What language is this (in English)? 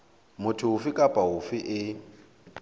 Southern Sotho